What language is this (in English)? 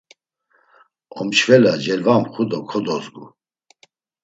Laz